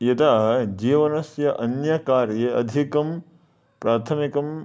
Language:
Sanskrit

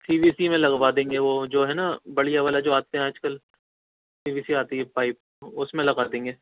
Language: Urdu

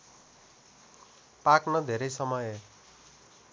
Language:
Nepali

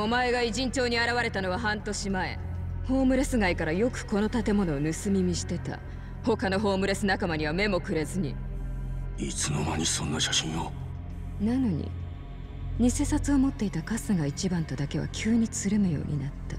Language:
Japanese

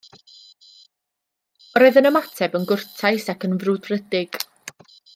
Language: Welsh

